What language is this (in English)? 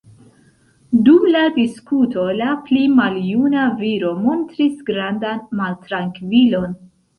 Esperanto